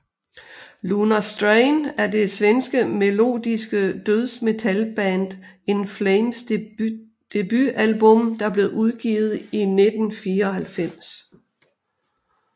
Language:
Danish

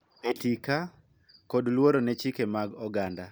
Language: Luo (Kenya and Tanzania)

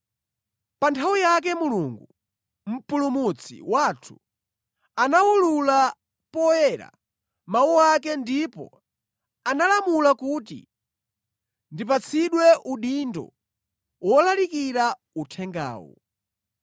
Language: Nyanja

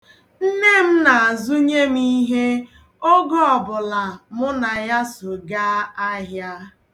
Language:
Igbo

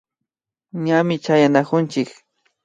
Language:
Imbabura Highland Quichua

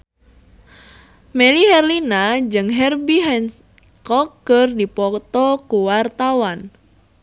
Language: Sundanese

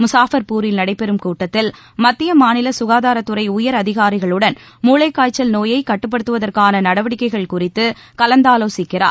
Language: Tamil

